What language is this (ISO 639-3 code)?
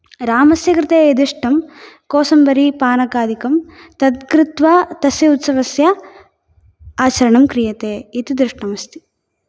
san